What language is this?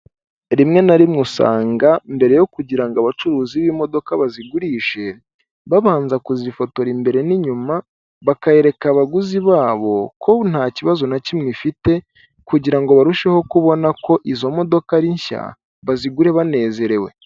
Kinyarwanda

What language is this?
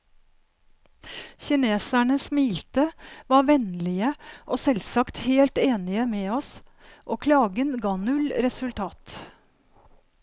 Norwegian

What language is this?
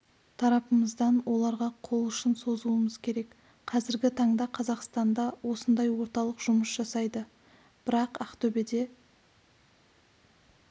Kazakh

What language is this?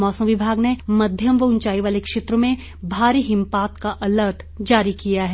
Hindi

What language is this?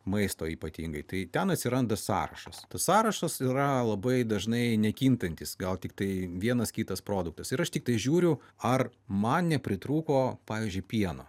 Lithuanian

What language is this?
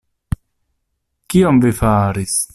Esperanto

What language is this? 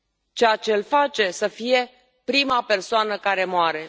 Romanian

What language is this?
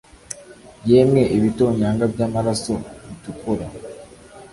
Kinyarwanda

